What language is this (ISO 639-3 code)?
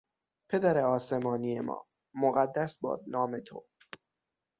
fas